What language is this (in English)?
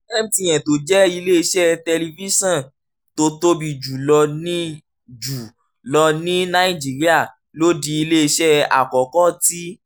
Yoruba